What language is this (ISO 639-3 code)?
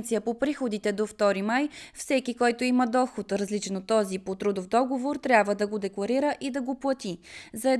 bul